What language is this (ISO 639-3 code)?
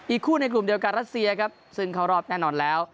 tha